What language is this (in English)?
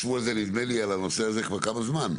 Hebrew